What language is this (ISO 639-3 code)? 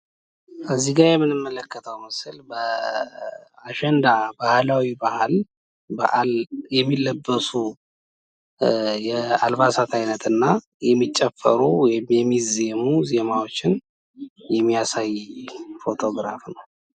amh